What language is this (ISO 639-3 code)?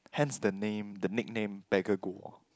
eng